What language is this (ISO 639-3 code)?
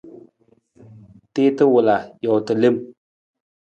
nmz